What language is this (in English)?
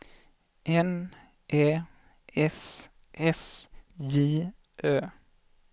Swedish